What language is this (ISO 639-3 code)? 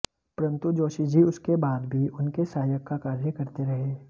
hin